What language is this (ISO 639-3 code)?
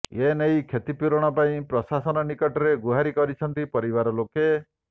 ori